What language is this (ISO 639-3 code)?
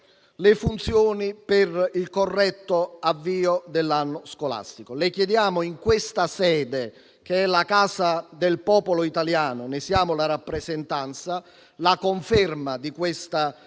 ita